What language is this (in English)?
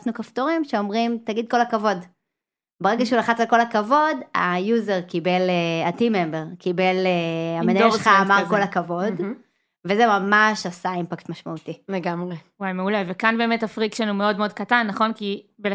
Hebrew